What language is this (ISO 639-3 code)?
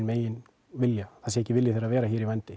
isl